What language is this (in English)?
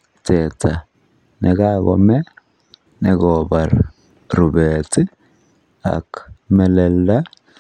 Kalenjin